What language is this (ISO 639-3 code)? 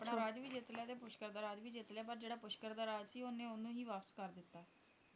pan